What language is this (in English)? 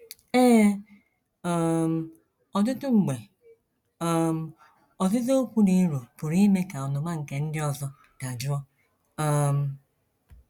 Igbo